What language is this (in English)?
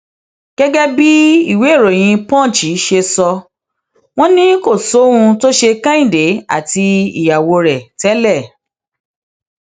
Yoruba